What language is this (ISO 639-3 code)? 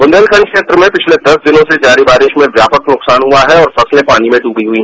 hin